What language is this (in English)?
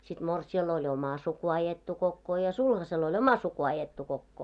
Finnish